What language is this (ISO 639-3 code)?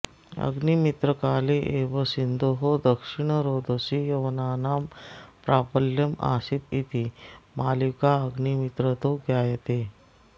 san